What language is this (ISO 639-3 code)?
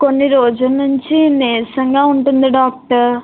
tel